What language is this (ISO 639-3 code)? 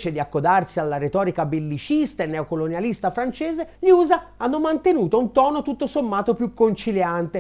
ita